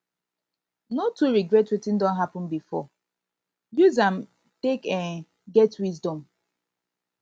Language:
Nigerian Pidgin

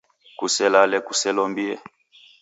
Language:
Taita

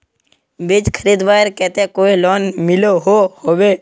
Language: Magahi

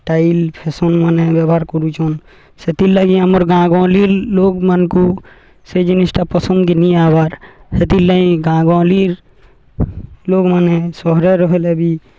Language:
Odia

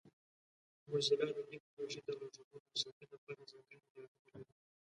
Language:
Pashto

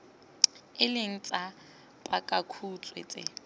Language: Tswana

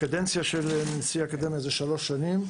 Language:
Hebrew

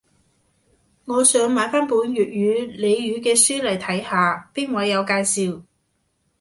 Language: Cantonese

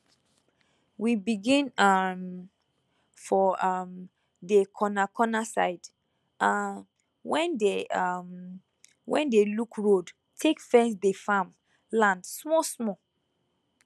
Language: Nigerian Pidgin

